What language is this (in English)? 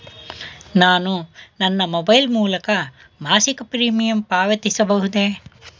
Kannada